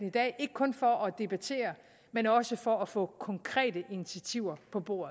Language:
Danish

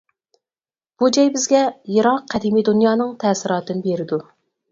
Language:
Uyghur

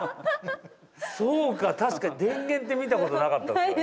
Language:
Japanese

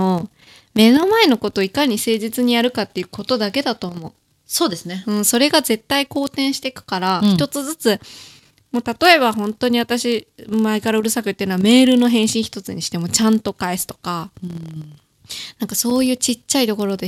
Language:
Japanese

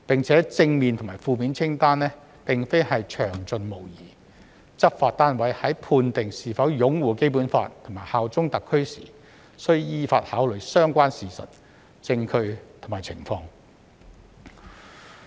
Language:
Cantonese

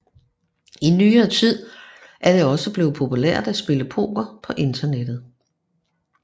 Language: Danish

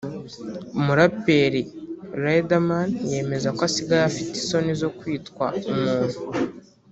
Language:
Kinyarwanda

